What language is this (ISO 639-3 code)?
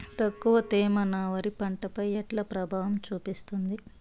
tel